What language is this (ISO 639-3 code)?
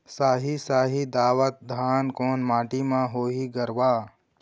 hne